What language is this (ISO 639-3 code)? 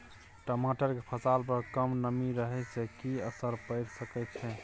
mai